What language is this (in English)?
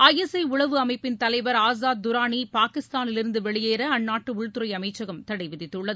Tamil